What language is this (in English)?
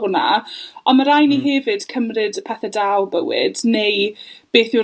Welsh